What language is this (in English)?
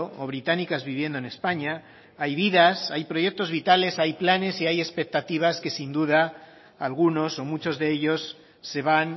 Spanish